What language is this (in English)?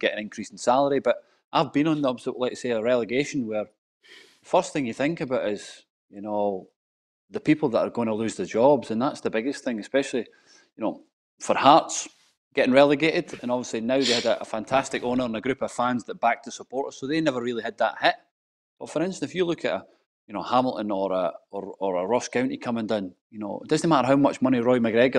English